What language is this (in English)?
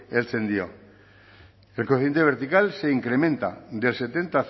Spanish